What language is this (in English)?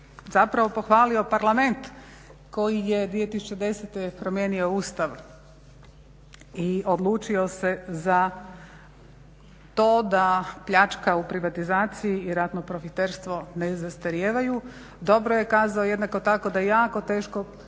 Croatian